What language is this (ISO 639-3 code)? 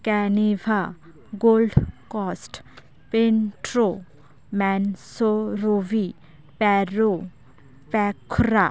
sat